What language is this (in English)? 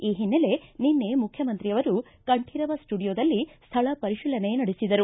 Kannada